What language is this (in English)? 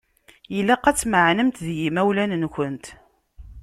Kabyle